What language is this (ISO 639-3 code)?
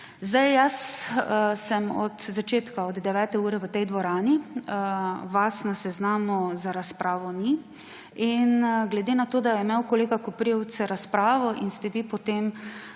slv